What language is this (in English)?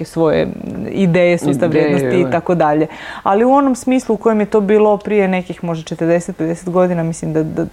Croatian